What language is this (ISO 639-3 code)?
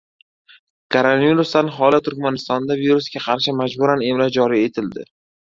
uzb